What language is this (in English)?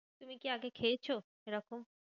Bangla